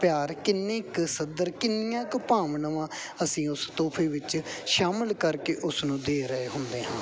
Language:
Punjabi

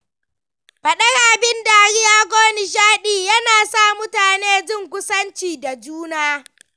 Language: Hausa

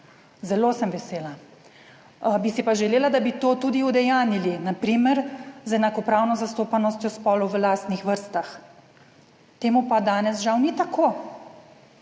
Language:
Slovenian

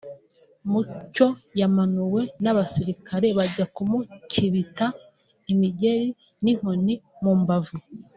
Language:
Kinyarwanda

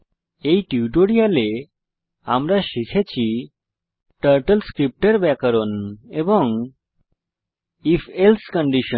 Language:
Bangla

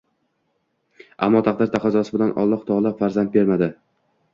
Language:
Uzbek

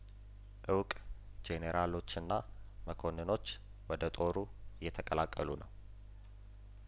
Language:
Amharic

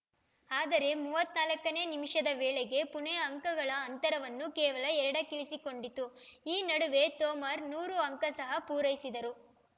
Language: Kannada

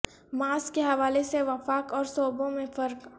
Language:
Urdu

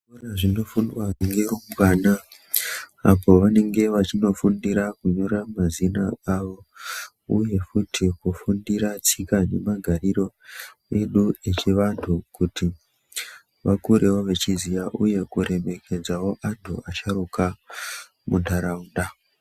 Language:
Ndau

